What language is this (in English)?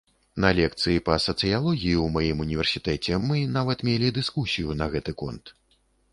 Belarusian